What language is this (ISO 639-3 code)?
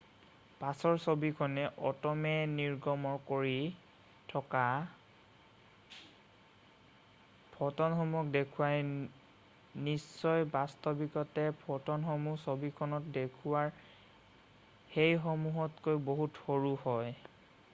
asm